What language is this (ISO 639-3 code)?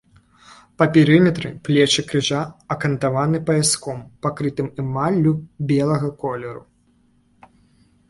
bel